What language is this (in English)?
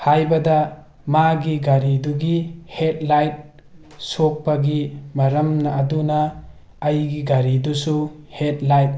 Manipuri